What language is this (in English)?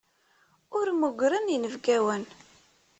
Kabyle